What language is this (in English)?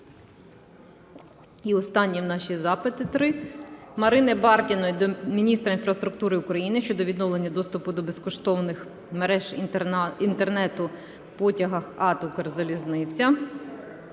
Ukrainian